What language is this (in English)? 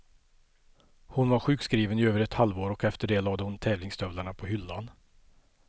Swedish